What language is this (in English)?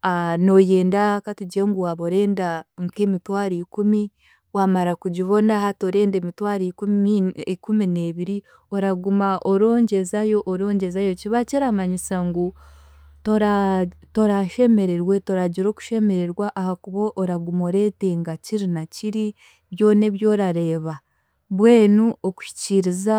Chiga